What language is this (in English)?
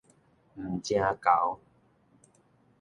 Min Nan Chinese